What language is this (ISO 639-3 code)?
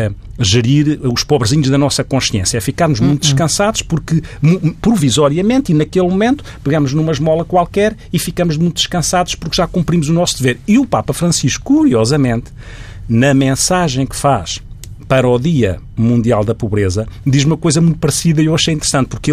por